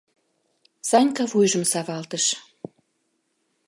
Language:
Mari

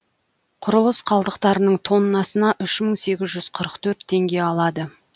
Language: Kazakh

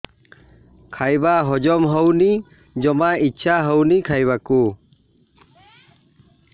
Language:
Odia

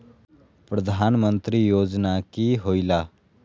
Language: Magahi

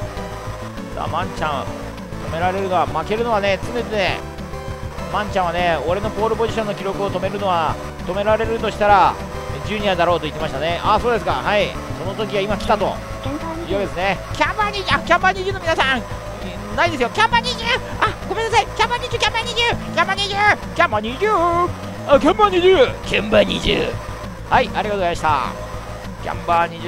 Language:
Japanese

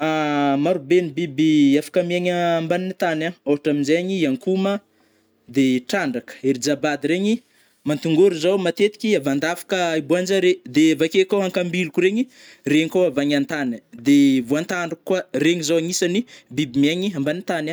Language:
Northern Betsimisaraka Malagasy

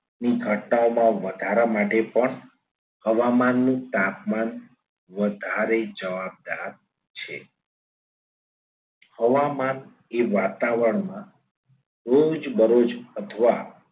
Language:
Gujarati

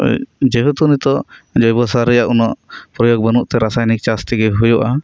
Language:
Santali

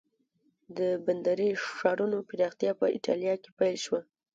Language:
Pashto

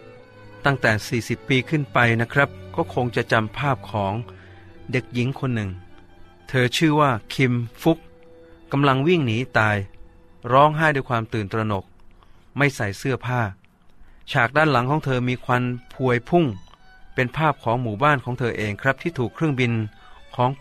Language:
Thai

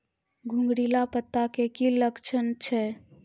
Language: Maithili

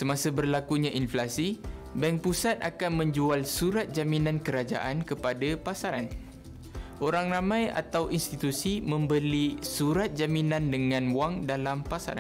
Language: Malay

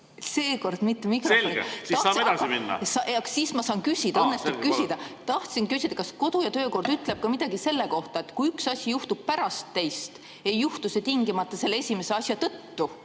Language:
Estonian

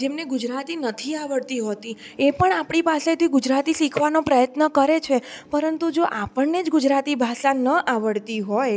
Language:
Gujarati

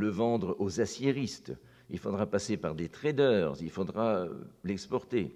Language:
French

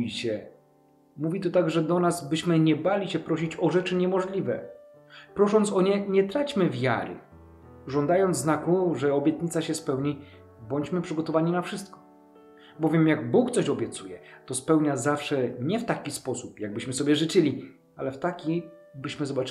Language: Polish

